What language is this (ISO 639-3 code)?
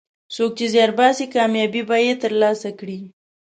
pus